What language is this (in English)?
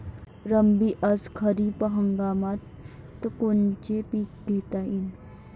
Marathi